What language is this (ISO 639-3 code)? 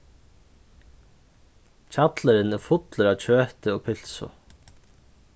fao